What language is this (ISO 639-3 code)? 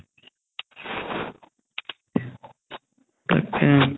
asm